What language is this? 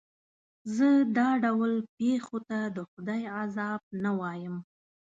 Pashto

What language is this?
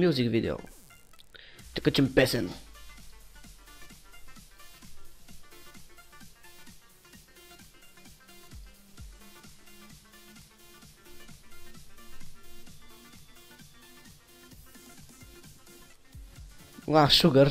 Bulgarian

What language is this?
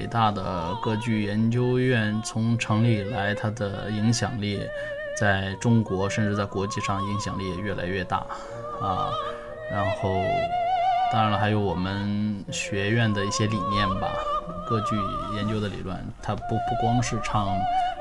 Chinese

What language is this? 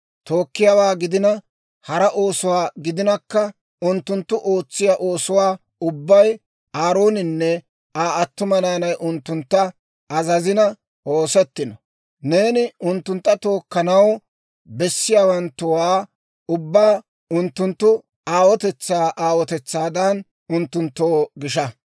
Dawro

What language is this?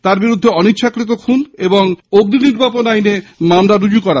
Bangla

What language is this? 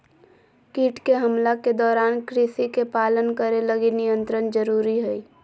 Magahi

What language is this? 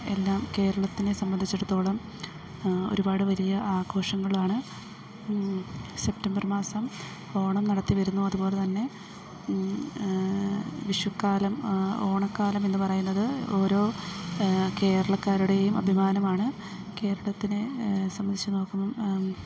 Malayalam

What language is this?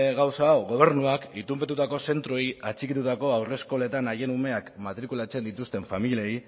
Basque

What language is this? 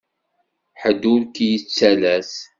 Kabyle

